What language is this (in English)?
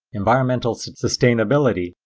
English